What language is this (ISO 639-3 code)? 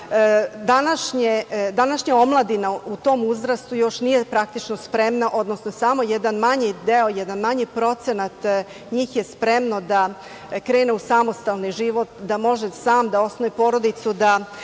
srp